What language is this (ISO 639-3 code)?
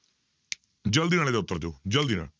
pan